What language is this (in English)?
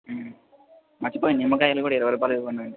Telugu